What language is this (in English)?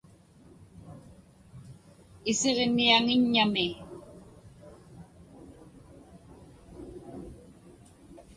Inupiaq